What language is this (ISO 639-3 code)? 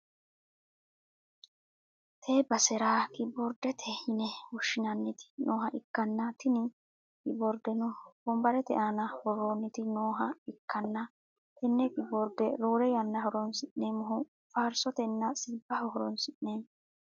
sid